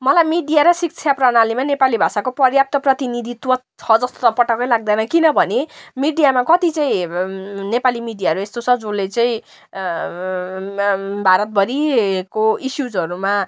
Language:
Nepali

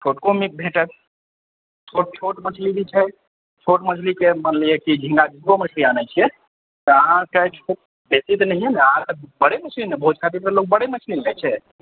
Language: Maithili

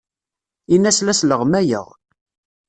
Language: Kabyle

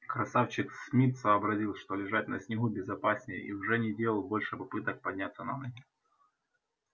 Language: Russian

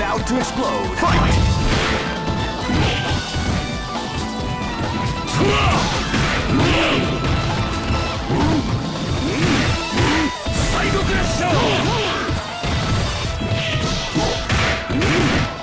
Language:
English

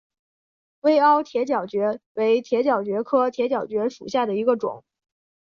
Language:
Chinese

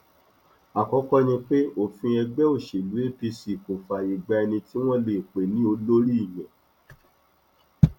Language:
Yoruba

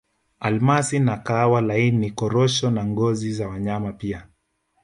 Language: Swahili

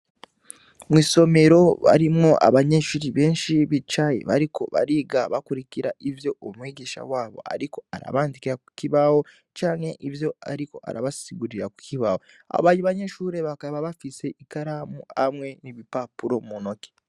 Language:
Rundi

